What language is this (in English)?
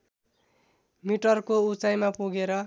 Nepali